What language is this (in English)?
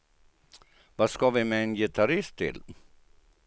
Swedish